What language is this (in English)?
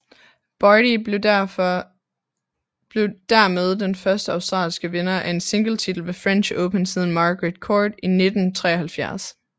Danish